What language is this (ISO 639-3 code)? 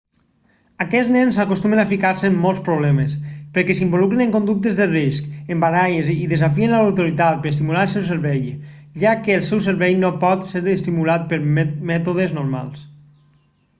cat